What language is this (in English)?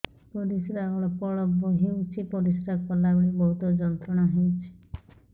Odia